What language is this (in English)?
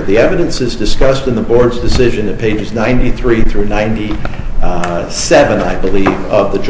English